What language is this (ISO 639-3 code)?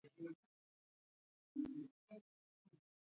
swa